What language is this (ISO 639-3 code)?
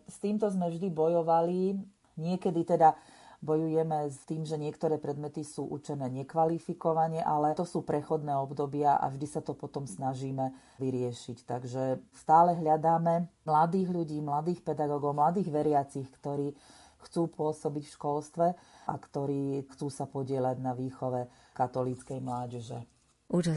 slk